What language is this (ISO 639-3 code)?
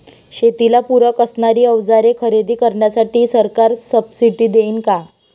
mar